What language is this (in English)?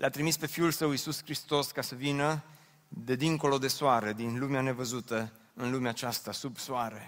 Romanian